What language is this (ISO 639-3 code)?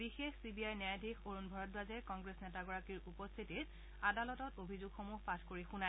asm